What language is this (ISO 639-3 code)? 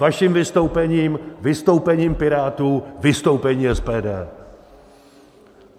ces